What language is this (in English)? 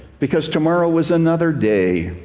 English